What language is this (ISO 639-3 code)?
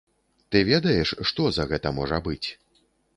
bel